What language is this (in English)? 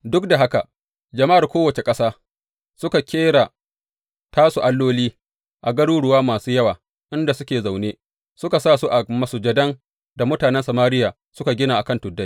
Hausa